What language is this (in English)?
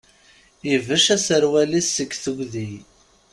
Kabyle